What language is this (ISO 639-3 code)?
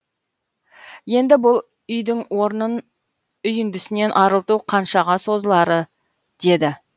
kaz